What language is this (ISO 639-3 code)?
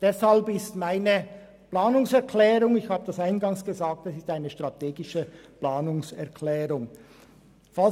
gsw